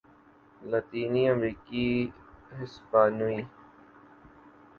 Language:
Urdu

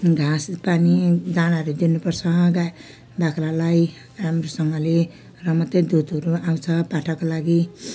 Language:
Nepali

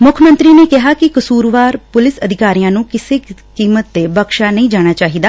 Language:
Punjabi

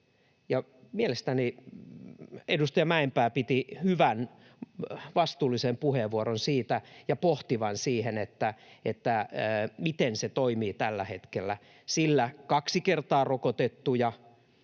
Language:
Finnish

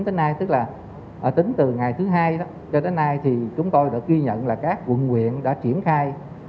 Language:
Vietnamese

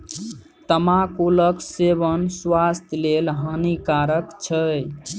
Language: Maithili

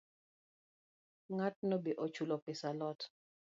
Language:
Luo (Kenya and Tanzania)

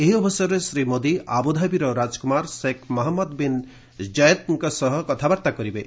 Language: Odia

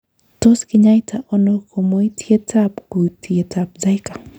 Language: Kalenjin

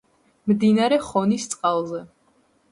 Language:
Georgian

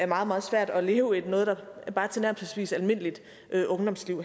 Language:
Danish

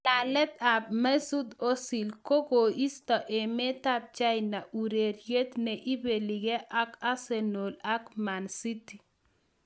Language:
Kalenjin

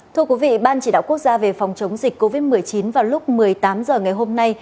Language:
Vietnamese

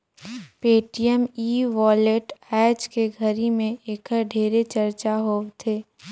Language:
Chhattisgarhi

